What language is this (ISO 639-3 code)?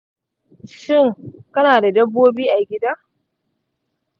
hau